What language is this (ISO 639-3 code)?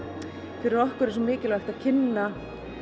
isl